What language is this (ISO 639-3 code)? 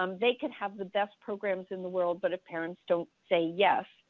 eng